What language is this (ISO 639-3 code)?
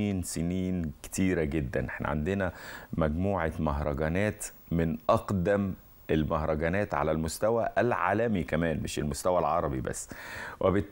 ara